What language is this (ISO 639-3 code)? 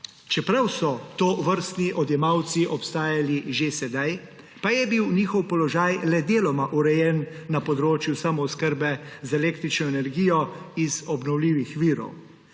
slv